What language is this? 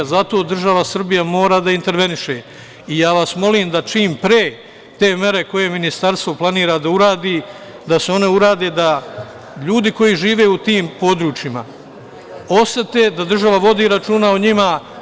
Serbian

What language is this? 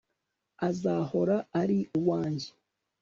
Kinyarwanda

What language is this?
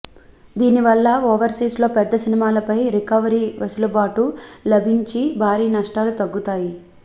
Telugu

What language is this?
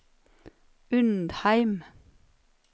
Norwegian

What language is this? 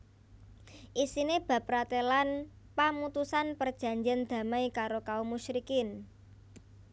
Javanese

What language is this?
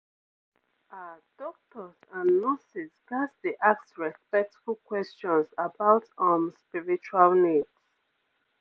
Nigerian Pidgin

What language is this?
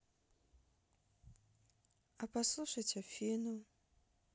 Russian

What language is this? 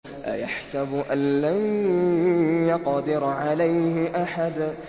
Arabic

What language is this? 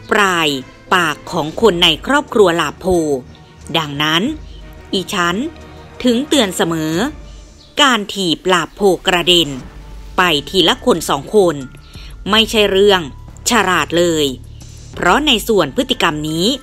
Thai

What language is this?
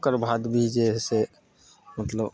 Maithili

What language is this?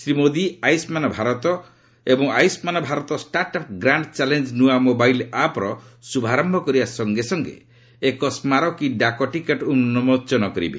Odia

